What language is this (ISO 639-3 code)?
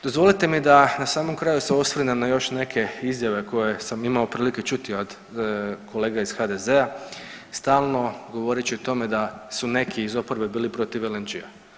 hrv